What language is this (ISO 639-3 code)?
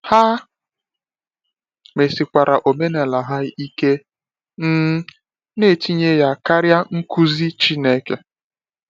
ibo